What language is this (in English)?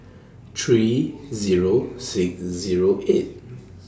English